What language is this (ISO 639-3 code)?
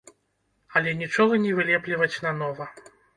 bel